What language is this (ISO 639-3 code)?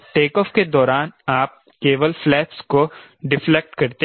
hin